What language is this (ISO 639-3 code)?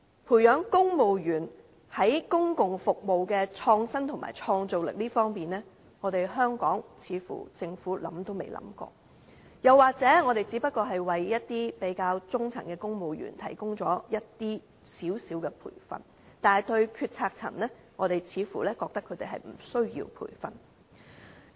yue